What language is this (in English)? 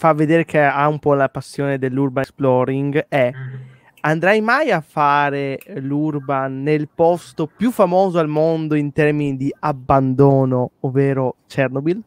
Italian